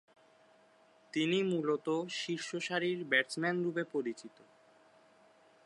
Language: Bangla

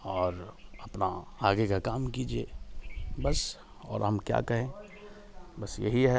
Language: Hindi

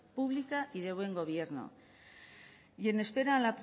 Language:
Spanish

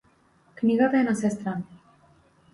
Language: Macedonian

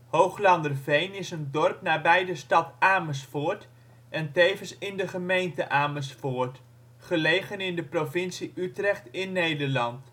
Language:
Dutch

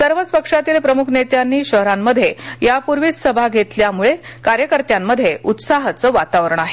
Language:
Marathi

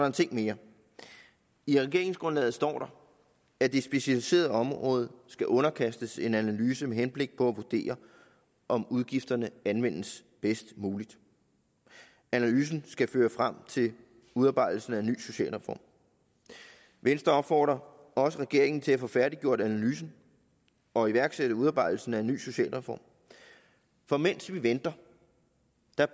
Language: Danish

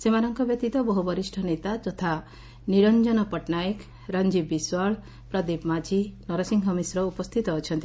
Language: Odia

